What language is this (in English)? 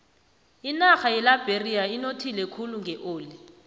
South Ndebele